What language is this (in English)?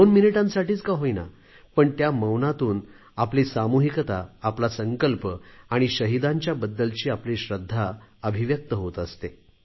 Marathi